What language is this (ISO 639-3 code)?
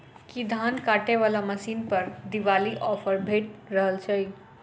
mai